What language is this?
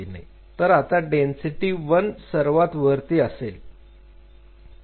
Marathi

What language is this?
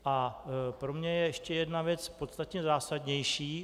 Czech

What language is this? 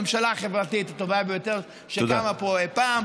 Hebrew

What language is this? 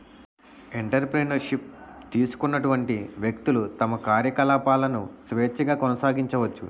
Telugu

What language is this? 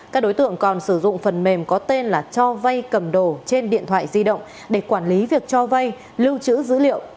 Vietnamese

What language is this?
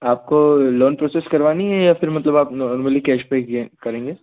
Hindi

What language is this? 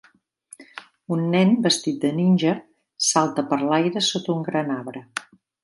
Catalan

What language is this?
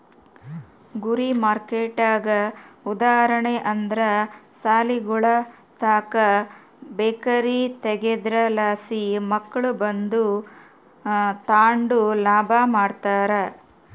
Kannada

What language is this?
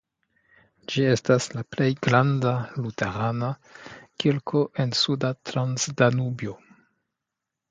Esperanto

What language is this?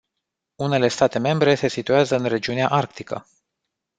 Romanian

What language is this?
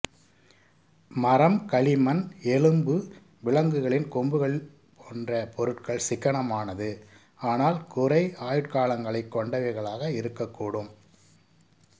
Tamil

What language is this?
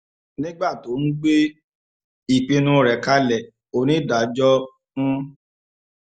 Yoruba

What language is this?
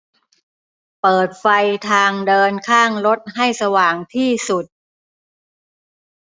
Thai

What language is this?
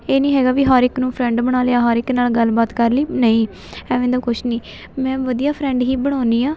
Punjabi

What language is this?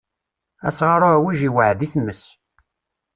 Kabyle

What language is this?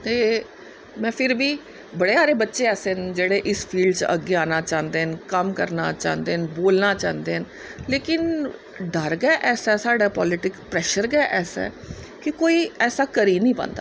Dogri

